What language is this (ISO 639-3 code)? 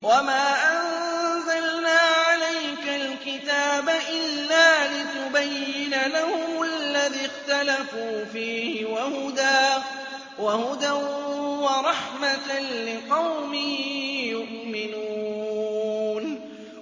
ara